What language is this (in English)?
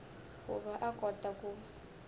Tsonga